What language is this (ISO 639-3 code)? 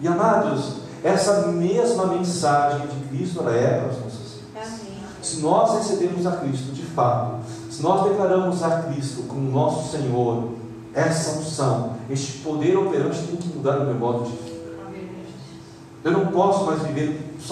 por